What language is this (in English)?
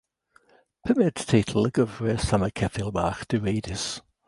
Welsh